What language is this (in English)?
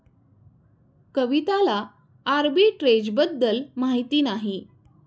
Marathi